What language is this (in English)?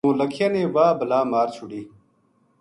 Gujari